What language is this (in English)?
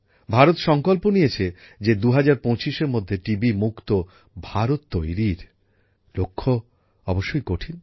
Bangla